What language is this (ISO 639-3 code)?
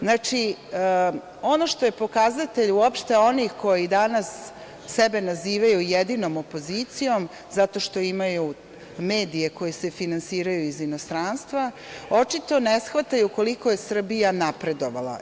srp